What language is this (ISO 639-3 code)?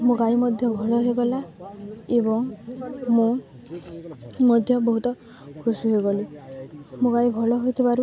ori